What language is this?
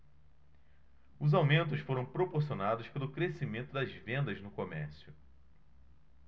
Portuguese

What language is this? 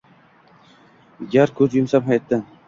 Uzbek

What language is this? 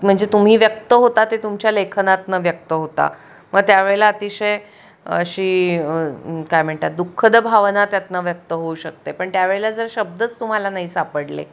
Marathi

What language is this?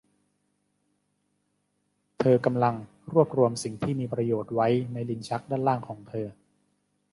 Thai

